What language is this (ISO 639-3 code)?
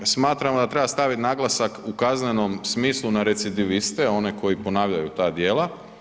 hrv